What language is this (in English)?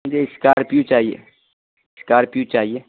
Urdu